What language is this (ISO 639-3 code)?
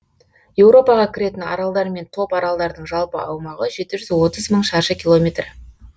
kaz